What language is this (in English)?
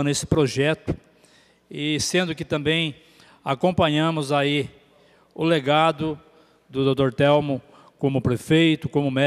Portuguese